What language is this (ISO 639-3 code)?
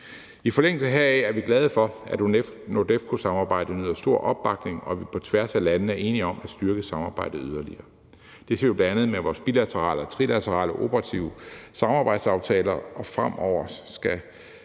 dan